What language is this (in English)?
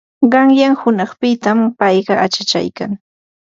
Ambo-Pasco Quechua